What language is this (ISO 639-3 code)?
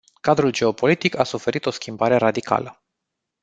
ron